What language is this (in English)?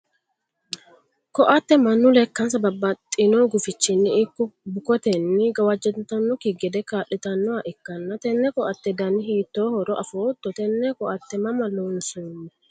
Sidamo